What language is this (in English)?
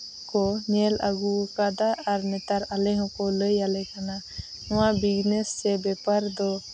Santali